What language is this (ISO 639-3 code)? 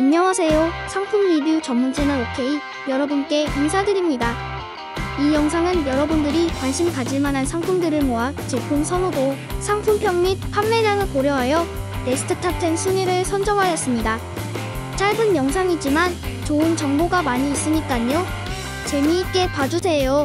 kor